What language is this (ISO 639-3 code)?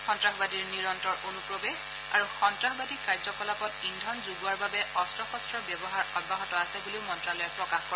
asm